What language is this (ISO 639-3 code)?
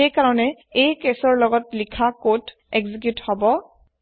asm